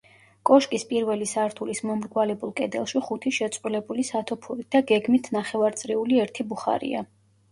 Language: Georgian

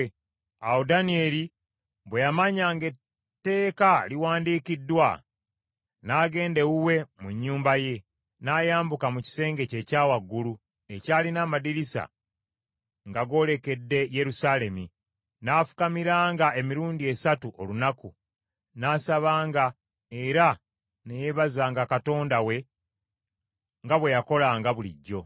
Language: Ganda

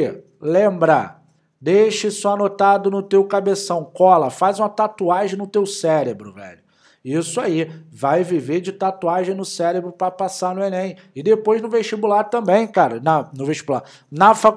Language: Portuguese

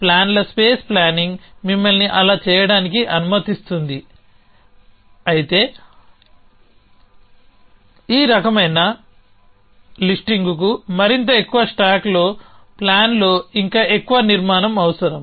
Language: Telugu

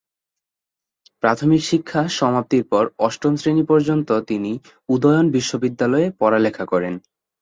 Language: Bangla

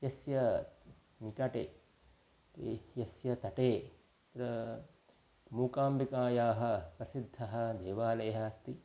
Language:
Sanskrit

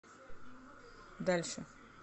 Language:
Russian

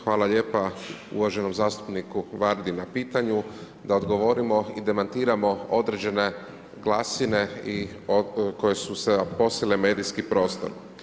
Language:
Croatian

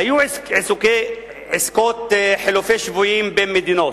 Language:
Hebrew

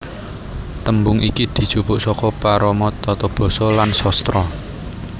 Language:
Javanese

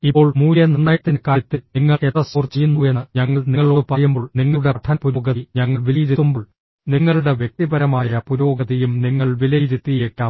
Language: Malayalam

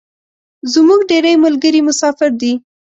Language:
Pashto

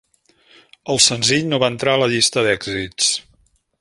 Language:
Catalan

